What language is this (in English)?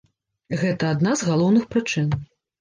Belarusian